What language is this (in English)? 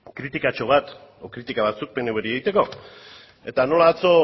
Basque